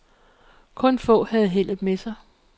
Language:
Danish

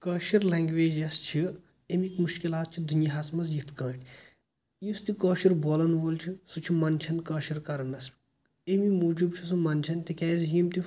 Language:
Kashmiri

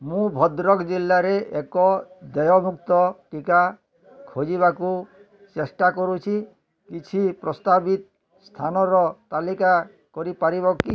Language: Odia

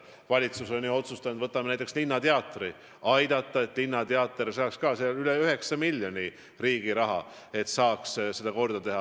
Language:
Estonian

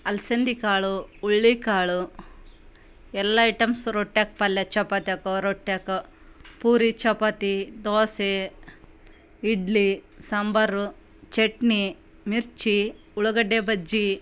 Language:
Kannada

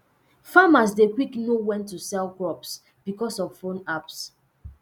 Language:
Nigerian Pidgin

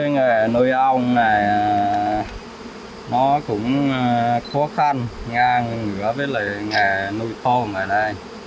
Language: Vietnamese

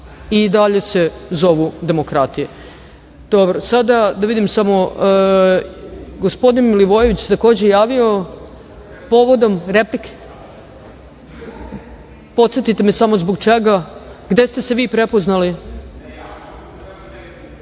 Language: Serbian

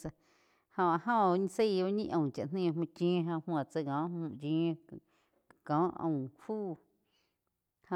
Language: Quiotepec Chinantec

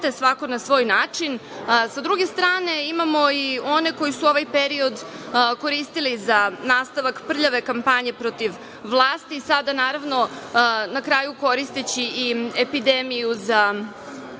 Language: Serbian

